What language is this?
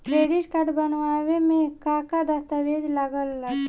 Bhojpuri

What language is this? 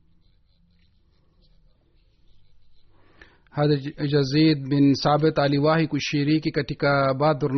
Swahili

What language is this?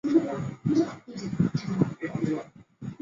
Chinese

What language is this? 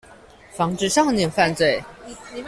Chinese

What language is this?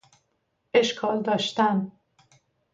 Persian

